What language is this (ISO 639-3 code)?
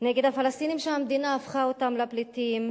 heb